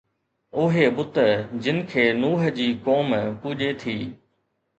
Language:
Sindhi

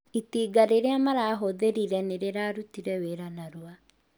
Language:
Kikuyu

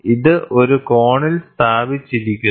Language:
Malayalam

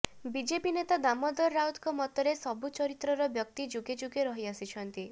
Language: Odia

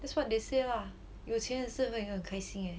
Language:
English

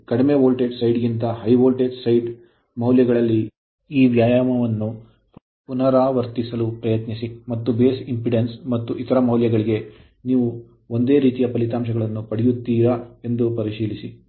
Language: Kannada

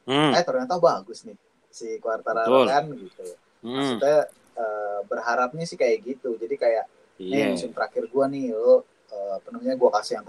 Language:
Indonesian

